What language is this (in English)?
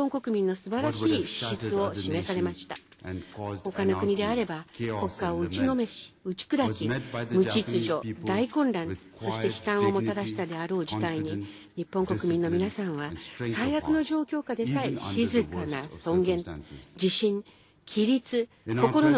Japanese